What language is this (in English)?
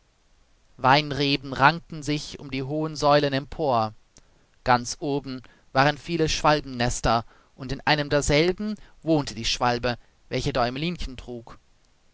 German